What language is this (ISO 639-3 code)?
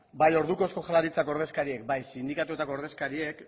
eus